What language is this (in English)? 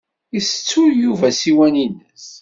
Kabyle